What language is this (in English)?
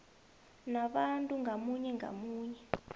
South Ndebele